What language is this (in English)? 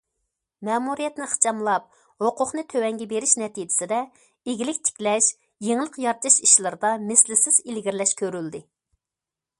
Uyghur